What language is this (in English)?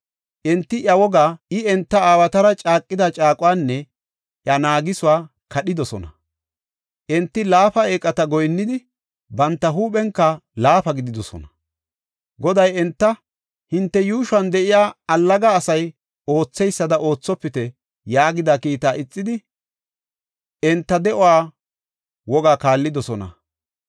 Gofa